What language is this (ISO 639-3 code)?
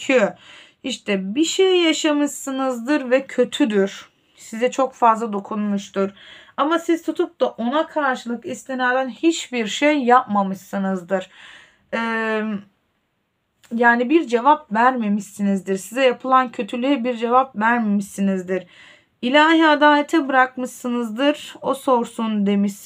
tur